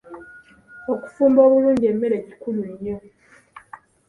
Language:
Ganda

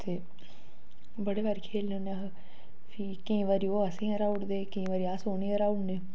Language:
Dogri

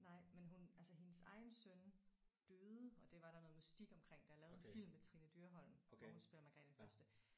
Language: Danish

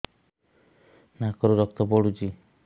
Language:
Odia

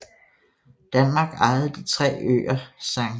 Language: Danish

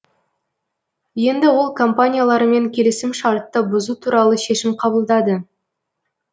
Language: Kazakh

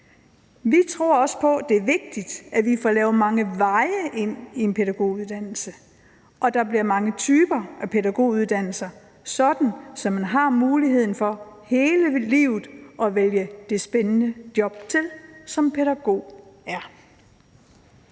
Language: Danish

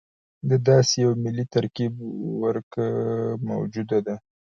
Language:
Pashto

